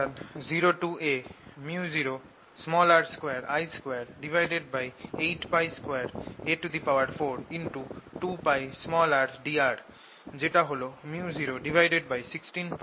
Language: Bangla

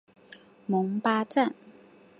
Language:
Chinese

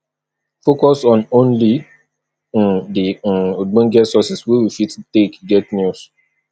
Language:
Nigerian Pidgin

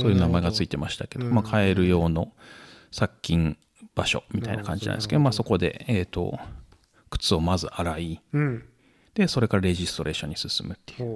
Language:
Japanese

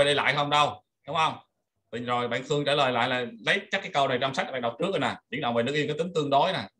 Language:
Vietnamese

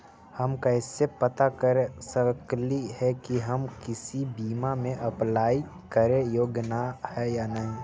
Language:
Magahi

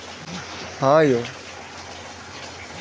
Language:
Maithili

